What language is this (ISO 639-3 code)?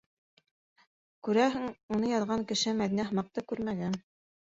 bak